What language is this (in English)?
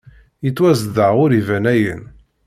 Kabyle